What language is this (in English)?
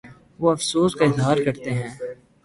Urdu